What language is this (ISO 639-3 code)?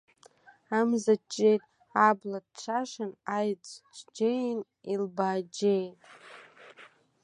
abk